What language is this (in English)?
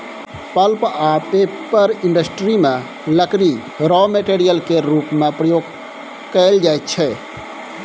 Maithili